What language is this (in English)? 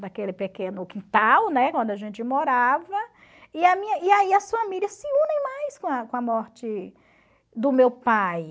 Portuguese